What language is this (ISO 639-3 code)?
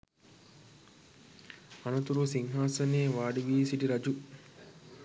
sin